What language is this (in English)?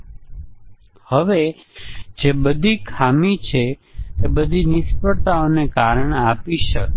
Gujarati